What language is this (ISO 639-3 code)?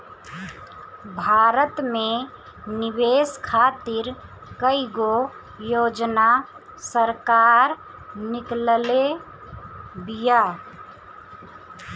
bho